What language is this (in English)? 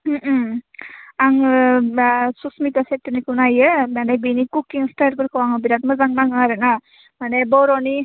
Bodo